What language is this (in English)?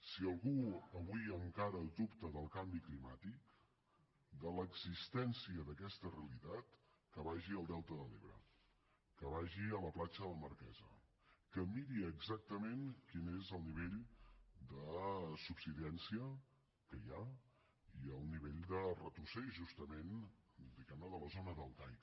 Catalan